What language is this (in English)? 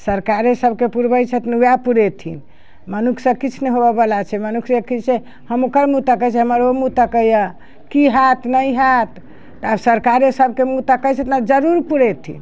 Maithili